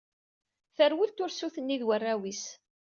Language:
Kabyle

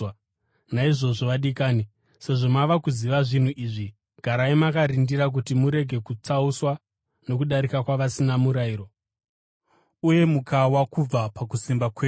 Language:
Shona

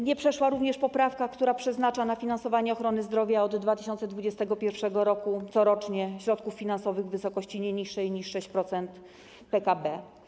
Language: Polish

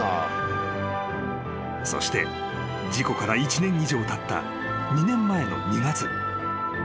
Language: Japanese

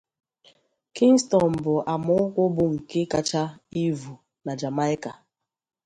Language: Igbo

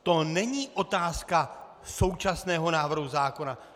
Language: Czech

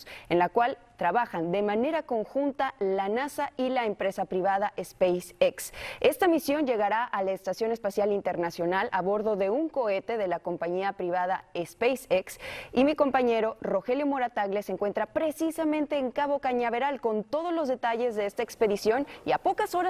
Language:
Spanish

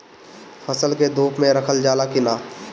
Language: Bhojpuri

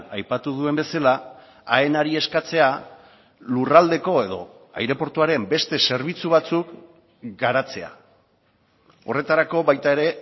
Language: Basque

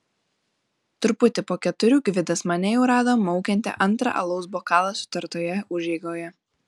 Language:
Lithuanian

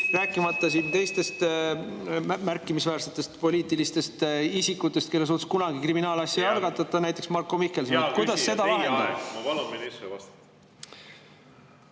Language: Estonian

